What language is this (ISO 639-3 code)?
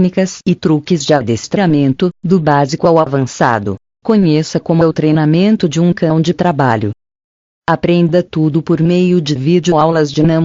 por